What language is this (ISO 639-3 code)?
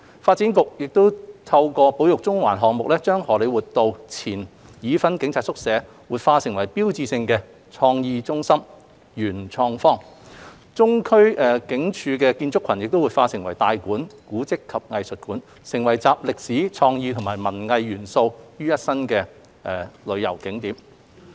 yue